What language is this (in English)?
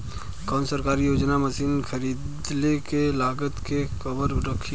Bhojpuri